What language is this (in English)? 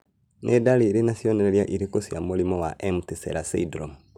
Kikuyu